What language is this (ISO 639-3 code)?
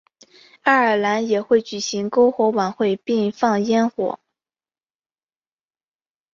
zho